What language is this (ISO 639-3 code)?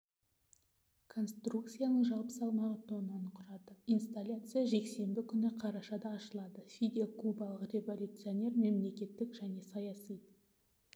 kaz